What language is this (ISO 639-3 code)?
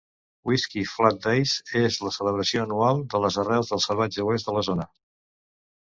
cat